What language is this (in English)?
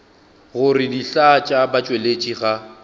Northern Sotho